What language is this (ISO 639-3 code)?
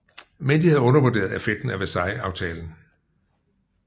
dan